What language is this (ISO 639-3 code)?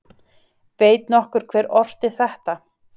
isl